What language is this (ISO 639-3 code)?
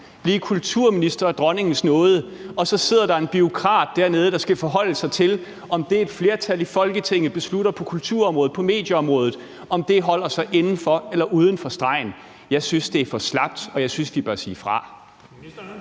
dan